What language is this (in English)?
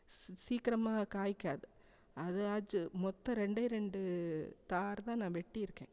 Tamil